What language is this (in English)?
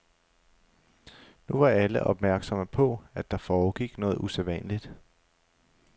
Danish